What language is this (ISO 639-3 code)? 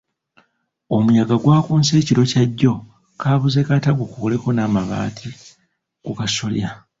lug